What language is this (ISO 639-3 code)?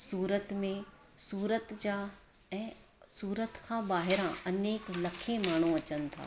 snd